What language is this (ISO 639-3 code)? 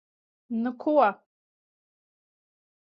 lav